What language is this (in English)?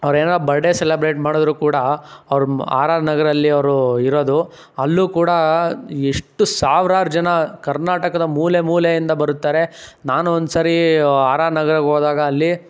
Kannada